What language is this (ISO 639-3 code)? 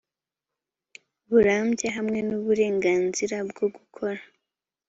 kin